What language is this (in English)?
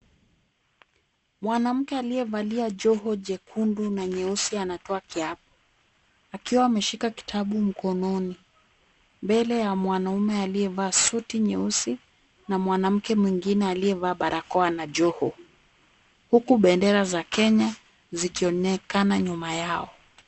Swahili